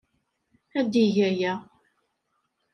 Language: Kabyle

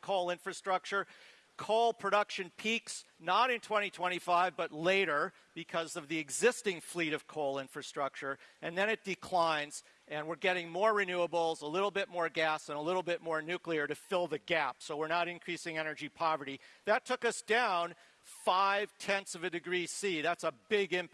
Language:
English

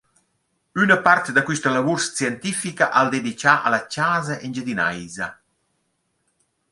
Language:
Romansh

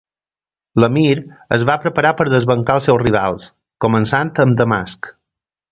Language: Catalan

